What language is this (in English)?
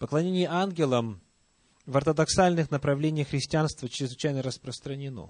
Russian